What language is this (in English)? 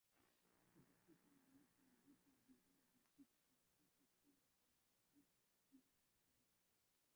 Swahili